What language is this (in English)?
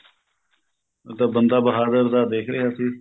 Punjabi